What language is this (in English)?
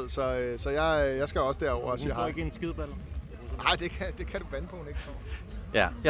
Danish